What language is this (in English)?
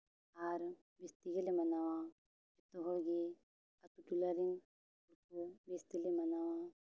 Santali